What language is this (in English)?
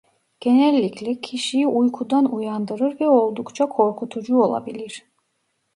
Turkish